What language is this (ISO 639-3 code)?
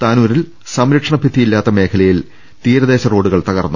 mal